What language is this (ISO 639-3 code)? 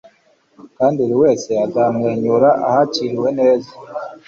kin